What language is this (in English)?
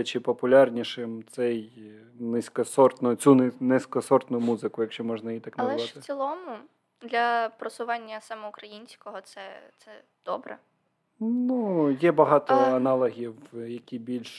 Ukrainian